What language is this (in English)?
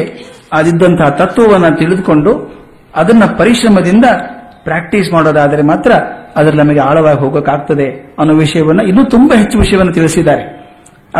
Kannada